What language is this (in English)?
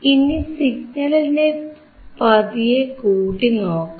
Malayalam